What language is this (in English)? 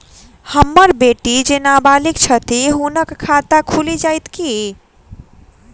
Maithili